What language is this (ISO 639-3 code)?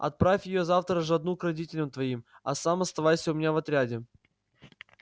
rus